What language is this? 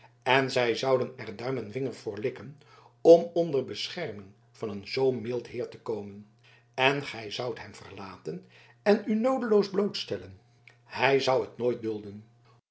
Dutch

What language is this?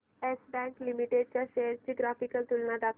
Marathi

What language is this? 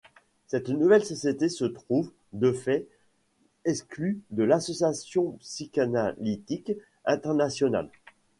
French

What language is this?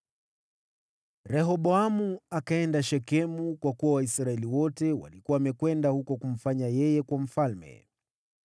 Swahili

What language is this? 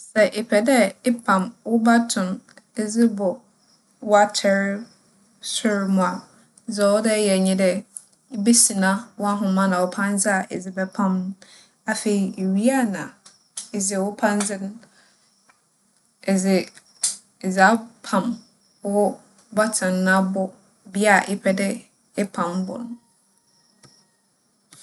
Akan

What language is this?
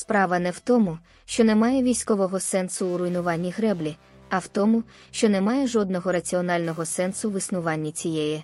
Ukrainian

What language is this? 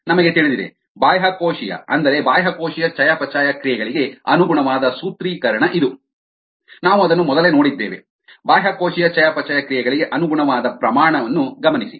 Kannada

